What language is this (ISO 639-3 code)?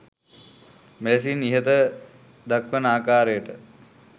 sin